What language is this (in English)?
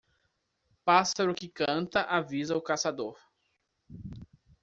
Portuguese